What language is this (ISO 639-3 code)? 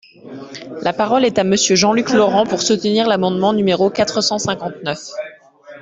fra